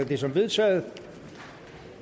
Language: Danish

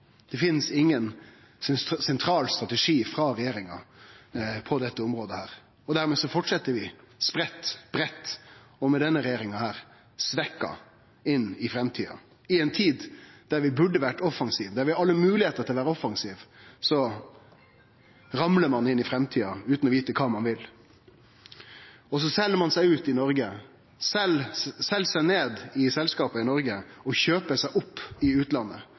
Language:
Norwegian Nynorsk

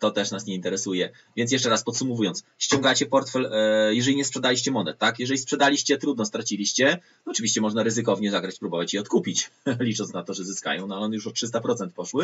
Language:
Polish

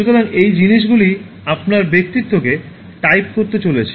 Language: Bangla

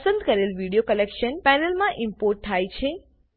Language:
Gujarati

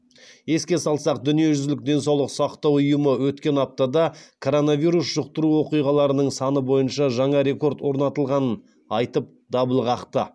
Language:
Kazakh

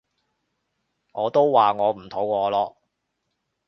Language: Cantonese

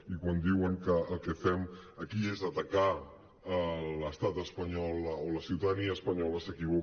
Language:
Catalan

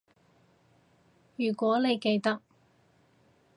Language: Cantonese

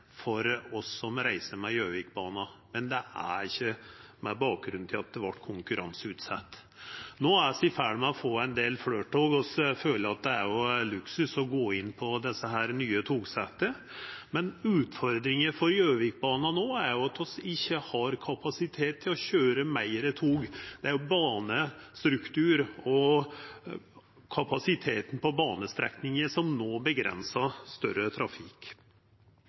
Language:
Norwegian Nynorsk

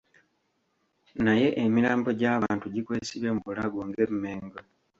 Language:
Ganda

